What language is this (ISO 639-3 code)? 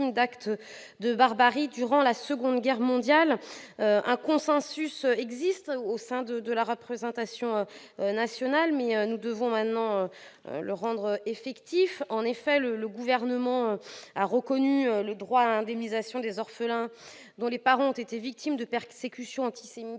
fra